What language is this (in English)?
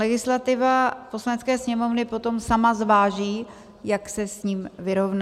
Czech